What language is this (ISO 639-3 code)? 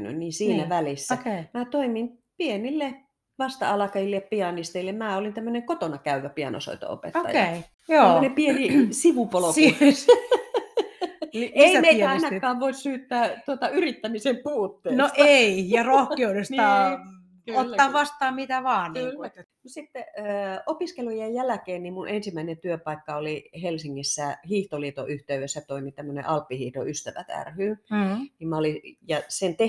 fin